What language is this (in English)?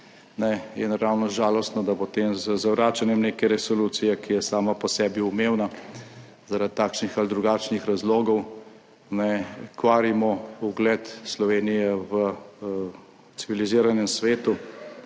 Slovenian